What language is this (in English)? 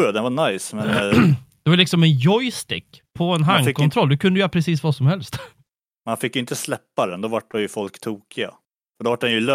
Swedish